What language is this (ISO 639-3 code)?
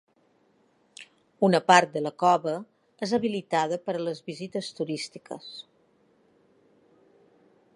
cat